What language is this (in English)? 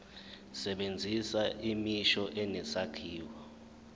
Zulu